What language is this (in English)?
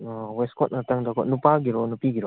Manipuri